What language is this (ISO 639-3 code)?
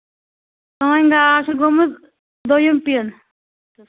kas